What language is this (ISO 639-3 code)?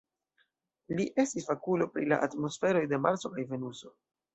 epo